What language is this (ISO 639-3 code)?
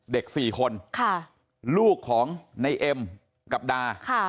tha